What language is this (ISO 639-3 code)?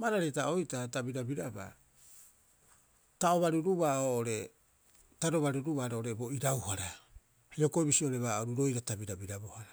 kyx